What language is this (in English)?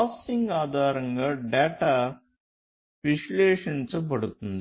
Telugu